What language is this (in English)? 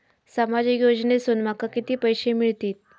Marathi